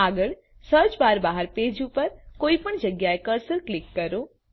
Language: Gujarati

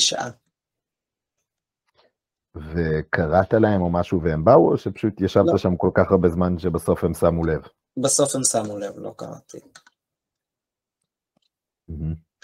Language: Hebrew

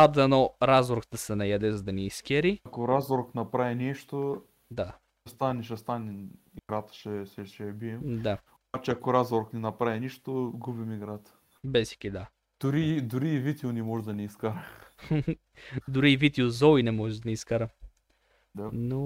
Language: Bulgarian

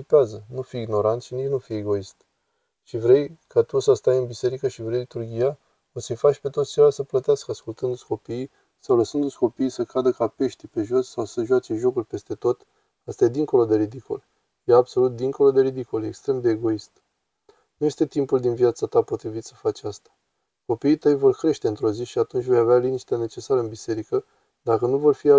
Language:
Romanian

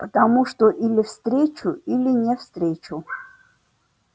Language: Russian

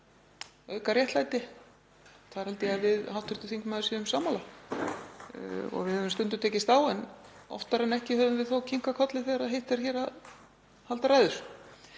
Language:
Icelandic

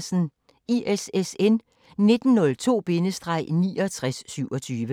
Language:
Danish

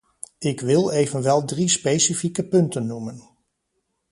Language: Dutch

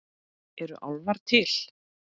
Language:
Icelandic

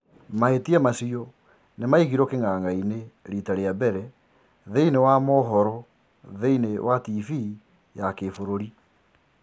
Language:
Kikuyu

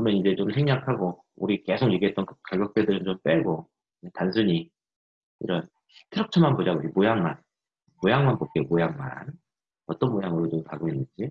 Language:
Korean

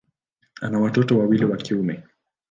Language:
Swahili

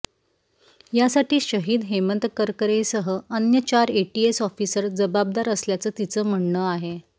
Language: Marathi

